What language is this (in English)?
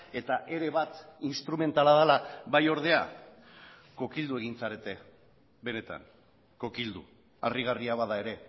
Basque